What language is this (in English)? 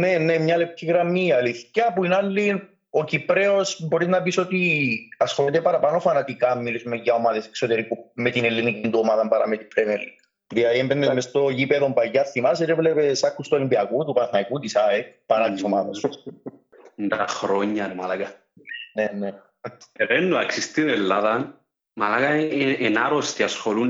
Greek